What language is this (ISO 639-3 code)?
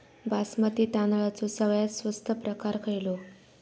mar